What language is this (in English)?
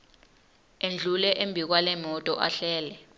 Swati